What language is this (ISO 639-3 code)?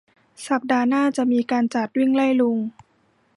tha